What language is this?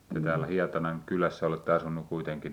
Finnish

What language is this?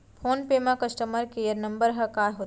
Chhattisgarhi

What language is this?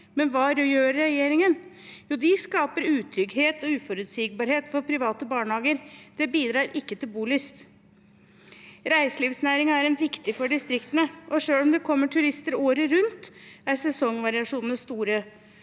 Norwegian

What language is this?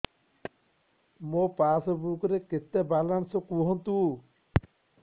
Odia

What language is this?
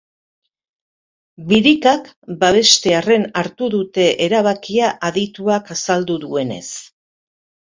Basque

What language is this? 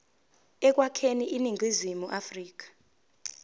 Zulu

